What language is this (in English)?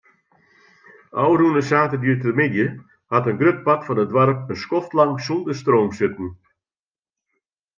Western Frisian